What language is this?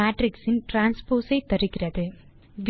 Tamil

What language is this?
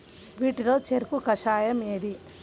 Telugu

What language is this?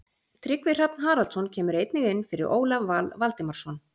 Icelandic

